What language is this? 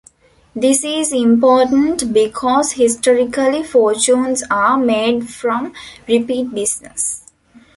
English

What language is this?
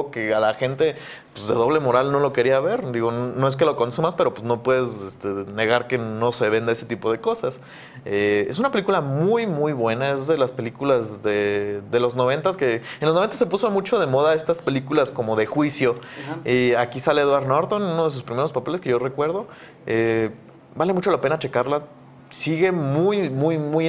Spanish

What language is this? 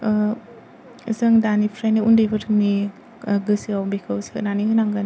Bodo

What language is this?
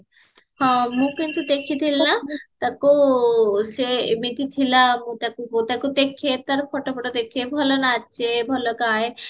Odia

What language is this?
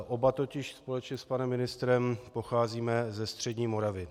Czech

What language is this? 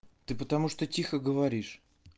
Russian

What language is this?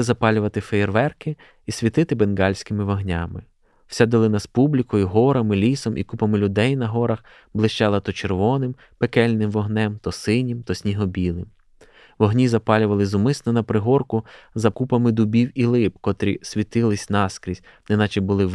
Ukrainian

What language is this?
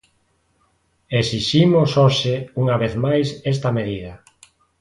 Galician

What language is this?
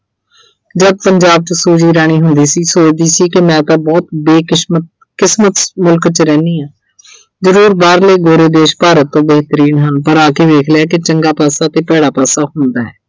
Punjabi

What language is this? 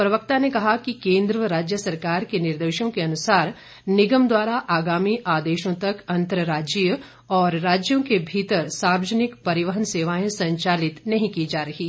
Hindi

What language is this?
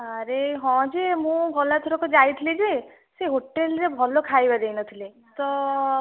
Odia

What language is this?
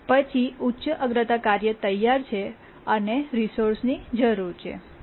Gujarati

